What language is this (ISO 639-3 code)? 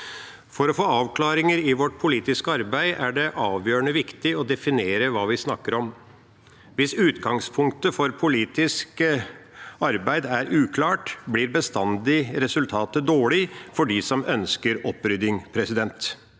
nor